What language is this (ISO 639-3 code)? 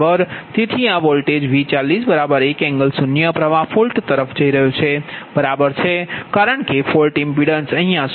guj